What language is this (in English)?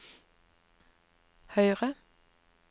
Norwegian